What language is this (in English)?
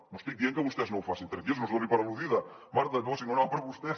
Catalan